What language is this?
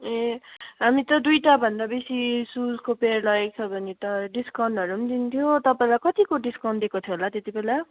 Nepali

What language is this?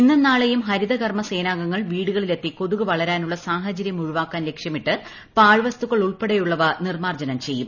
Malayalam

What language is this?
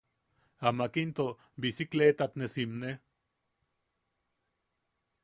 Yaqui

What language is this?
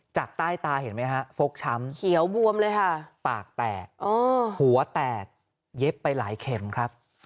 Thai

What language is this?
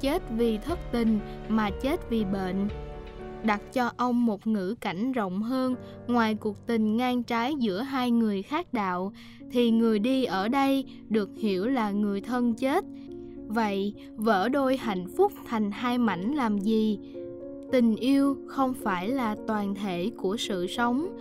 Vietnamese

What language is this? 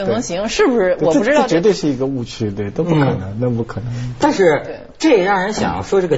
Chinese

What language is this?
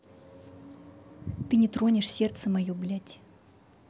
Russian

